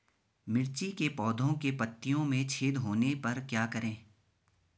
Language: Hindi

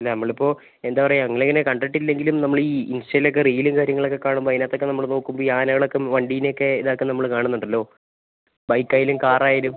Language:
Malayalam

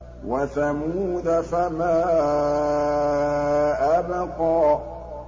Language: Arabic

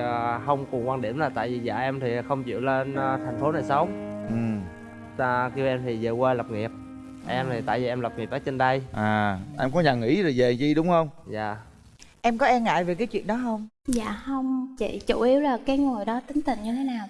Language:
Vietnamese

